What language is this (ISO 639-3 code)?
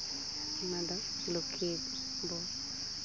sat